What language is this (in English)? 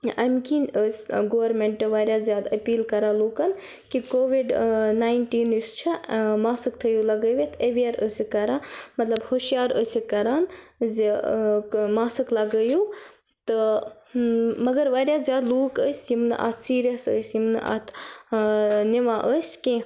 Kashmiri